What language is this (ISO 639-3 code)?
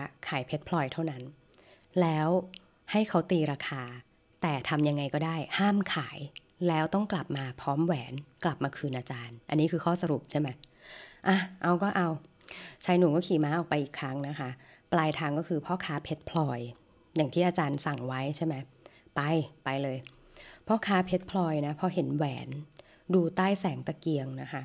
tha